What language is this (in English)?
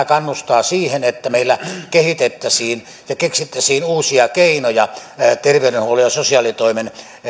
Finnish